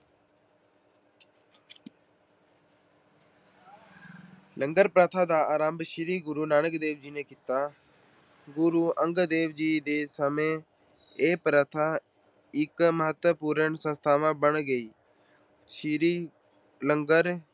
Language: Punjabi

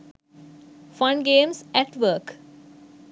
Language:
Sinhala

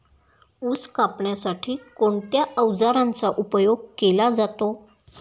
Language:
Marathi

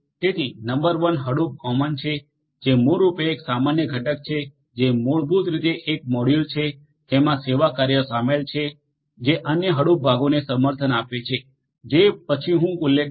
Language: Gujarati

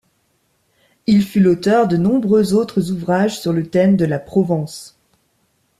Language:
French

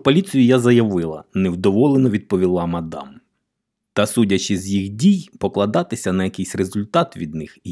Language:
Ukrainian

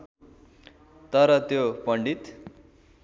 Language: Nepali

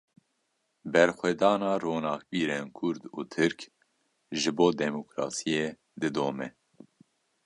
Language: Kurdish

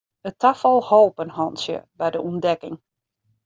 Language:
Western Frisian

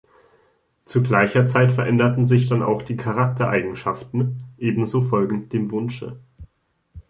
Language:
German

